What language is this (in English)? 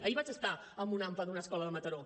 Catalan